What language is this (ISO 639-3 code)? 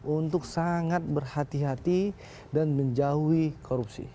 ind